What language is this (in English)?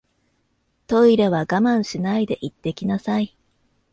Japanese